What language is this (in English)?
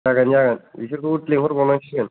Bodo